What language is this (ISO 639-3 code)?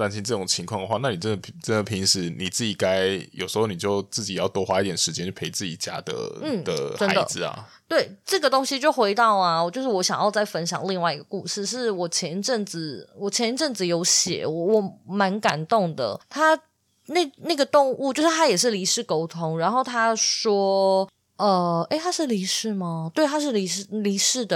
zho